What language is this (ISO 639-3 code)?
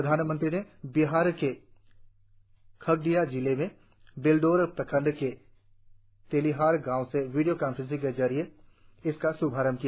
hin